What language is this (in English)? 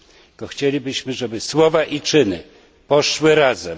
Polish